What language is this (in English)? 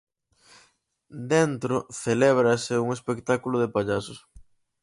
Galician